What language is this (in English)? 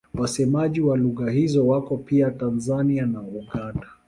Swahili